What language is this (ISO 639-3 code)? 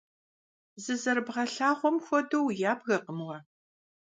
kbd